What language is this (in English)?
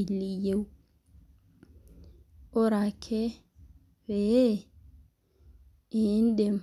Masai